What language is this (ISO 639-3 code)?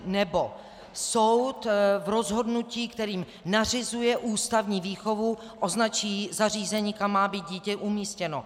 ces